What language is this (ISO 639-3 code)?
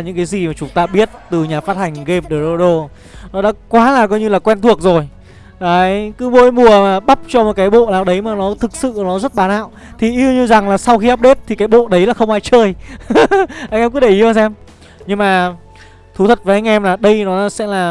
vie